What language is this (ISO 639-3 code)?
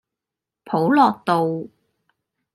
yue